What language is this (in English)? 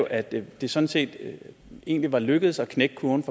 Danish